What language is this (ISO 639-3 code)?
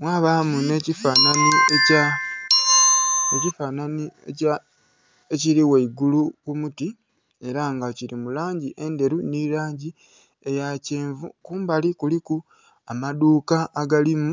xog